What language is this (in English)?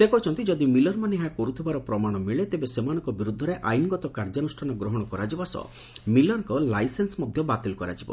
Odia